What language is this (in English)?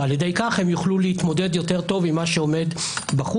Hebrew